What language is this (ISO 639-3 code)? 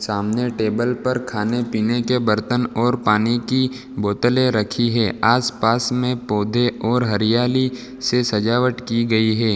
hin